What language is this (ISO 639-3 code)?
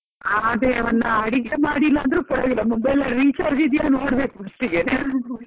kan